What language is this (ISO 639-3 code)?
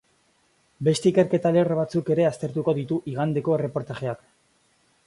eus